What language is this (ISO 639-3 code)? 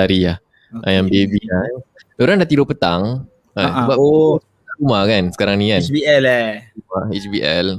msa